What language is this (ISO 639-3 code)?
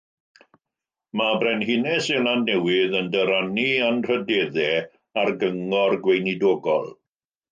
cym